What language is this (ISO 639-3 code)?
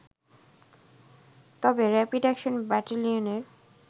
ben